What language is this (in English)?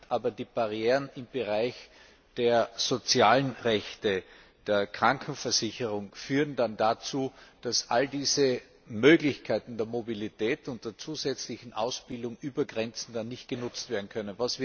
German